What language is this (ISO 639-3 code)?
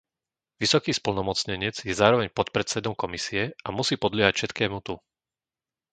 slk